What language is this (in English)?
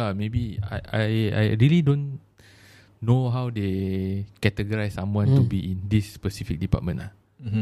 Malay